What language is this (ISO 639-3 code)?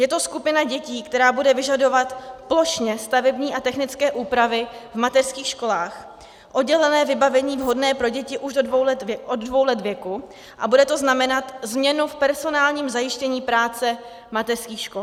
ces